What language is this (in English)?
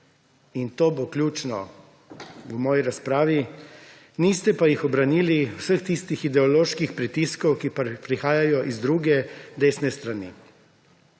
Slovenian